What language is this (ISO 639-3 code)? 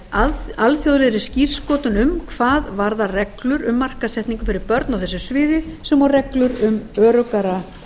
isl